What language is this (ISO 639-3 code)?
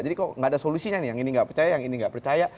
ind